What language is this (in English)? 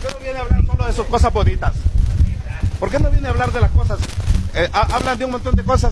Spanish